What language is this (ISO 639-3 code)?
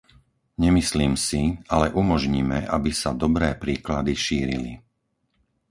slk